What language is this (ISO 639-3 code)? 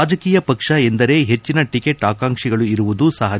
kan